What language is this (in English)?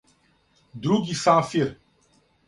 Serbian